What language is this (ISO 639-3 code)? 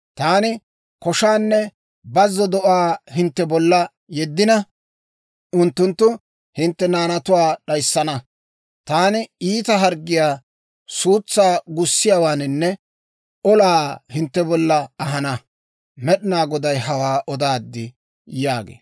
dwr